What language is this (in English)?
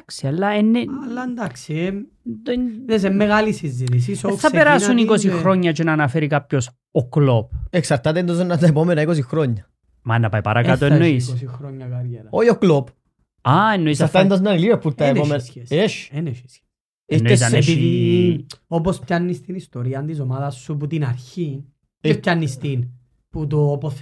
Greek